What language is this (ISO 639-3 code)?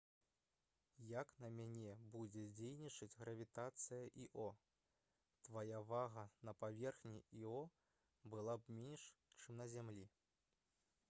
bel